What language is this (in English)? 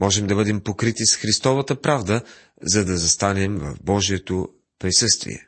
Bulgarian